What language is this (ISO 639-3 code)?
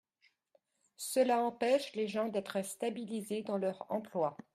fra